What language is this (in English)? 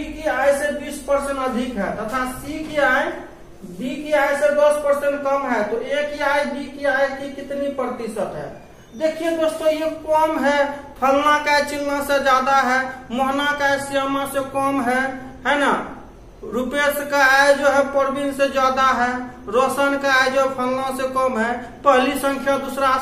Hindi